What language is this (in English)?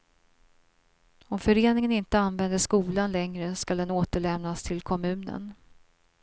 Swedish